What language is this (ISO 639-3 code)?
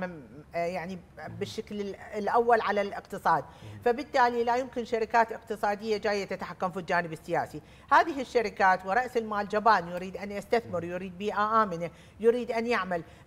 ara